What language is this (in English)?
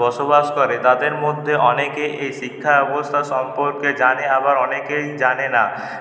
Bangla